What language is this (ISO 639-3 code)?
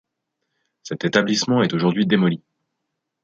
fra